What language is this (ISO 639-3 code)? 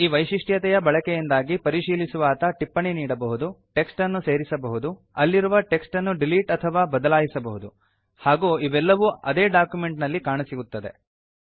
kan